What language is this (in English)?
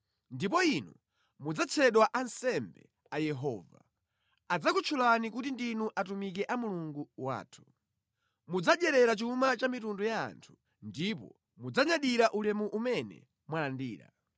Nyanja